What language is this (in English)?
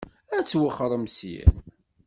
Kabyle